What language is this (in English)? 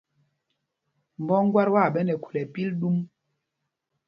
Mpumpong